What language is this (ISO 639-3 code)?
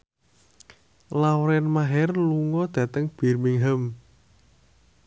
jav